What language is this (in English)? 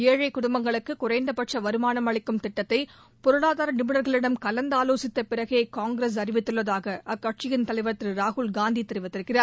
Tamil